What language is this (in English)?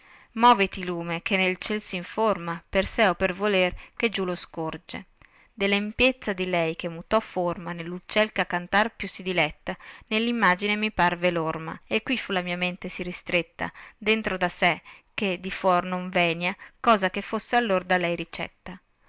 Italian